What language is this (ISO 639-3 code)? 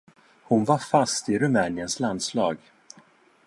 swe